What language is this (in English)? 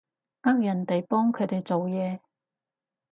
Cantonese